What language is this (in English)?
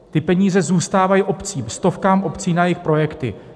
Czech